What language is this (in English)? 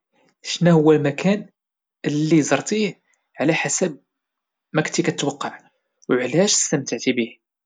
Moroccan Arabic